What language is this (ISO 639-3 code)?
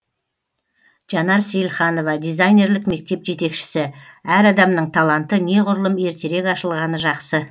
kaz